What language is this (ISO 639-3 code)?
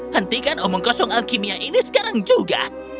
ind